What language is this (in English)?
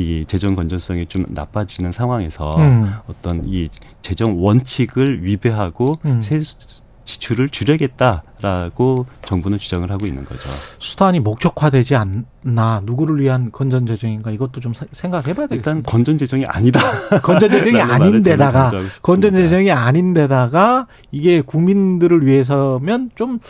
Korean